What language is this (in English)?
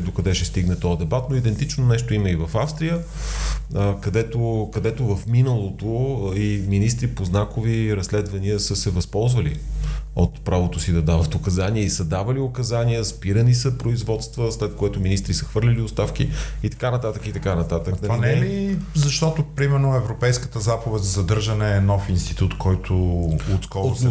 Bulgarian